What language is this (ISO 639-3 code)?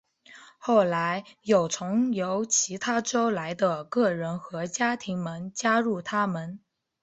zho